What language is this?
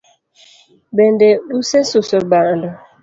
Luo (Kenya and Tanzania)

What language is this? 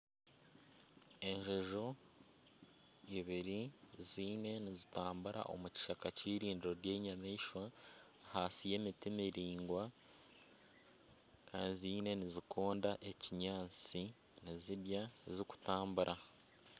Nyankole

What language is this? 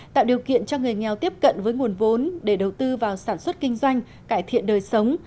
Vietnamese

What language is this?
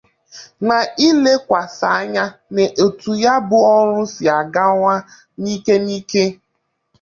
Igbo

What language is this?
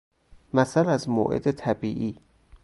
Persian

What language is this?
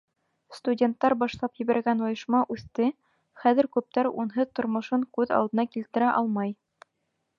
Bashkir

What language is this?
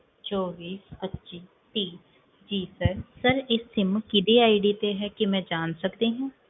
Punjabi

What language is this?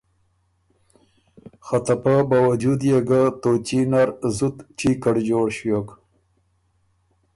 Ormuri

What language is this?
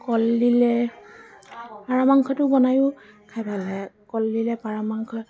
Assamese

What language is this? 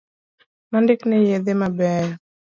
Luo (Kenya and Tanzania)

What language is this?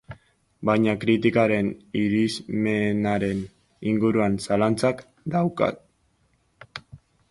Basque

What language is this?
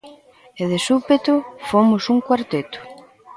Galician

